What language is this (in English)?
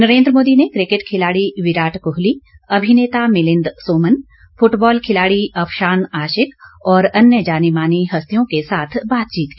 Hindi